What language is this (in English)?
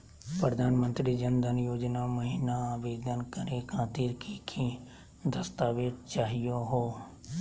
Magahi